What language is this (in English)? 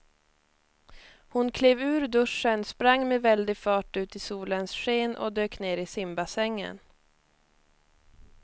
Swedish